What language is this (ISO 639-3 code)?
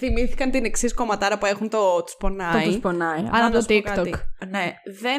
ell